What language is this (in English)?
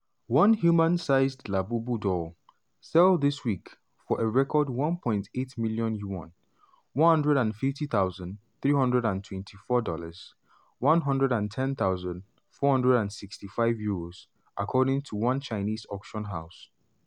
Nigerian Pidgin